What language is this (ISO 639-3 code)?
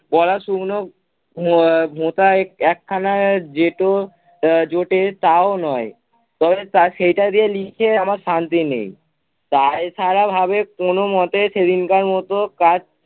ben